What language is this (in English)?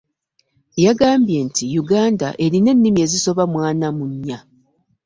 Ganda